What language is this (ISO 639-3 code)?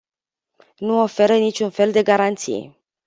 ron